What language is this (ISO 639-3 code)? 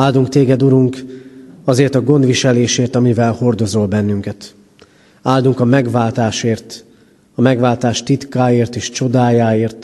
hun